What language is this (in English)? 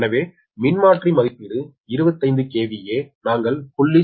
Tamil